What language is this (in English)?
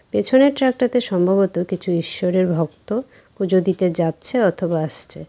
Bangla